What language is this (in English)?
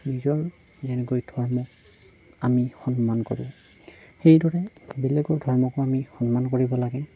Assamese